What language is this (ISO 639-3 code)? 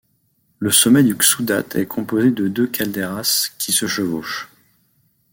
fra